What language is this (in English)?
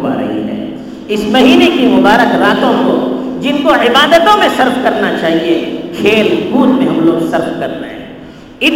Urdu